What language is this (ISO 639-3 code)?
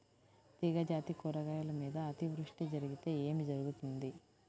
tel